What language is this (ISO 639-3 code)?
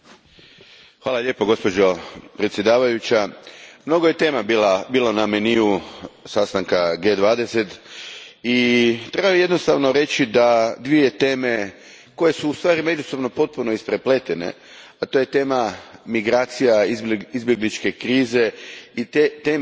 hrv